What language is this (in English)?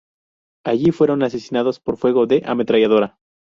Spanish